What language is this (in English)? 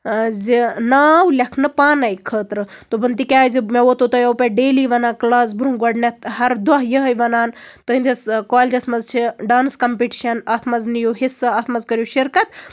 Kashmiri